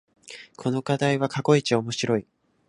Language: Japanese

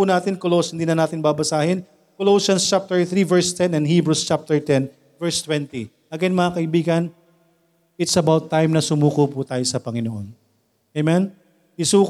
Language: Filipino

